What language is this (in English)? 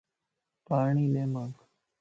Lasi